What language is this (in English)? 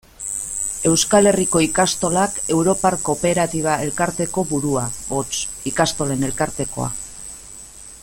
Basque